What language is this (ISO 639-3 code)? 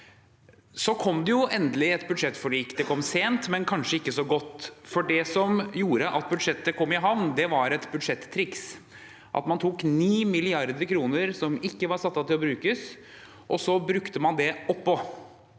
nor